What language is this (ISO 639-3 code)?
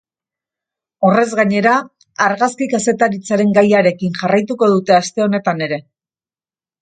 eus